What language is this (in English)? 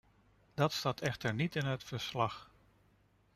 Dutch